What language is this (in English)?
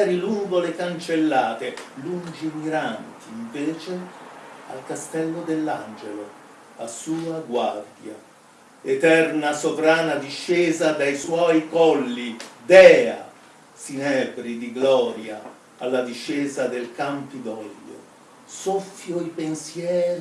Italian